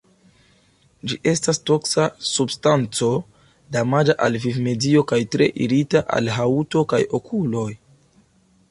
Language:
Esperanto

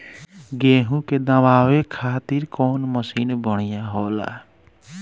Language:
Bhojpuri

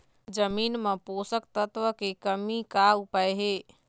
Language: Chhattisgarhi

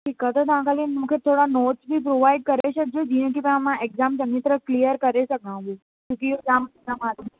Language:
Sindhi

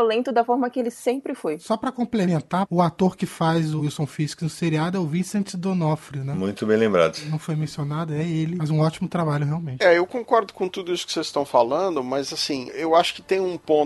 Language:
Portuguese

